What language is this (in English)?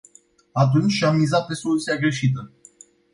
Romanian